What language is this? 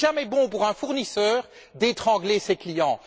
French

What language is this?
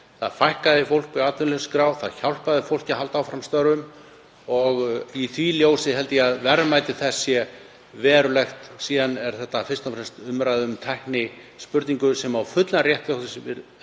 Icelandic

